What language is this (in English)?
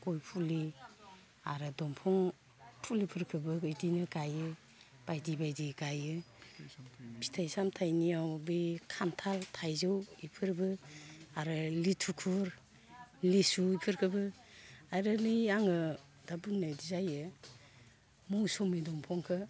Bodo